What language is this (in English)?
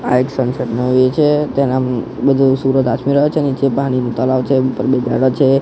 Gujarati